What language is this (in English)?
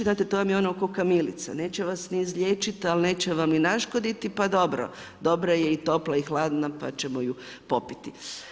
Croatian